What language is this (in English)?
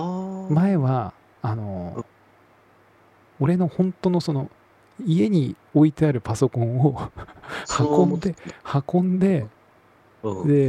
Japanese